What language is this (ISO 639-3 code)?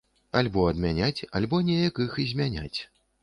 bel